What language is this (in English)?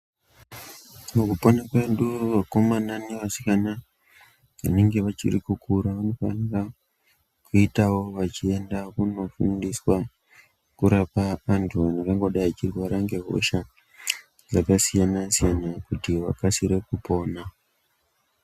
Ndau